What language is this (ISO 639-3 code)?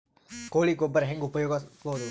kan